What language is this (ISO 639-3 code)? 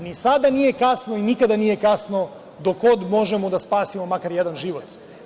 srp